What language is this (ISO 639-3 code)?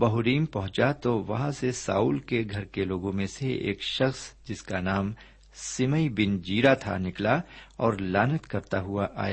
urd